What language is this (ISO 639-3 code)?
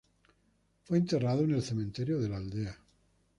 spa